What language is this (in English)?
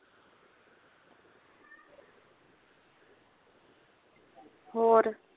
Punjabi